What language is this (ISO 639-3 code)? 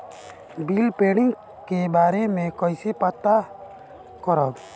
bho